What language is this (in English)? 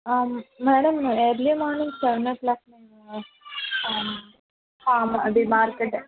Telugu